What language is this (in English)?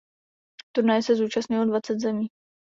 Czech